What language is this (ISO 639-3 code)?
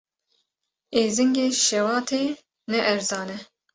kur